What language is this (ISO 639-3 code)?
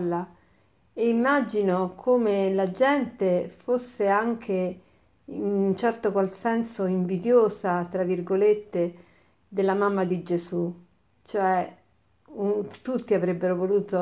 ita